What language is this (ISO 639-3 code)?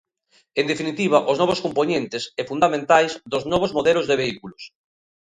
glg